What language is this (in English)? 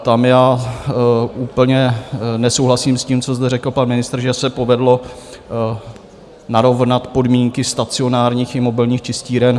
Czech